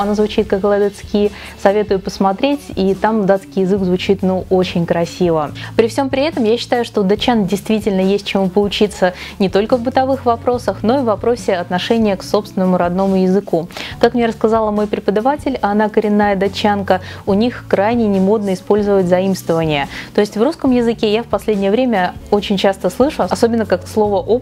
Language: Russian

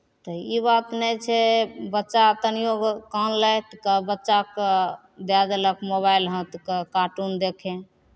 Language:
Maithili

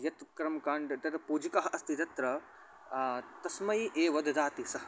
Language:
Sanskrit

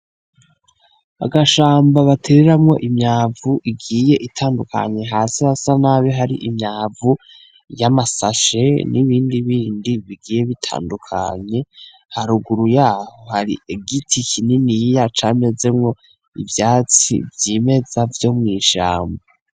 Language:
Rundi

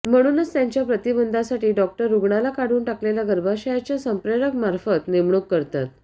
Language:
Marathi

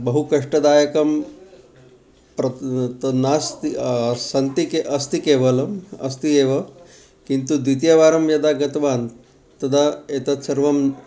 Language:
Sanskrit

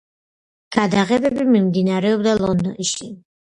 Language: Georgian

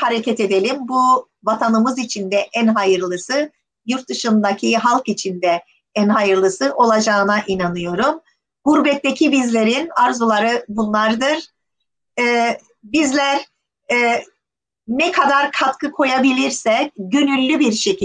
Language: Turkish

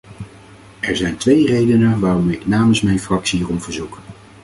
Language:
Dutch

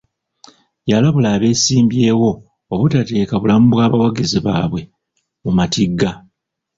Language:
Ganda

